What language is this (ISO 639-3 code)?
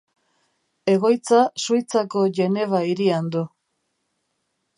eus